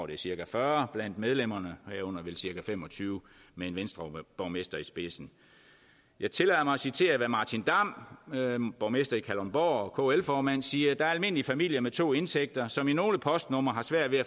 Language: Danish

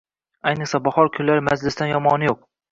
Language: Uzbek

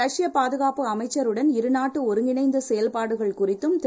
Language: Tamil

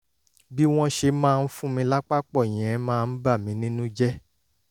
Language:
Yoruba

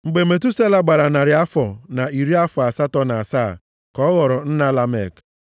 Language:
Igbo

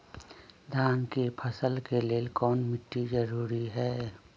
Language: Magahi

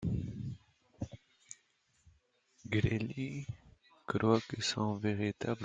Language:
French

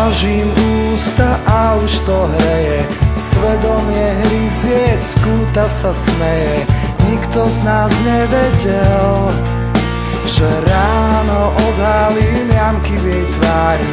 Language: Romanian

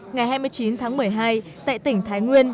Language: Vietnamese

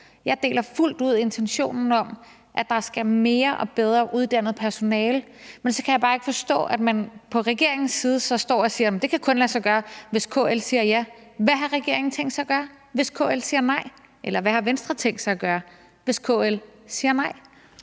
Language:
Danish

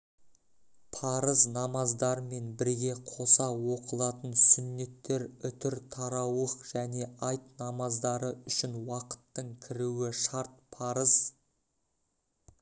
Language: Kazakh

